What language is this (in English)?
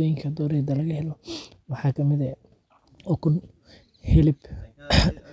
Somali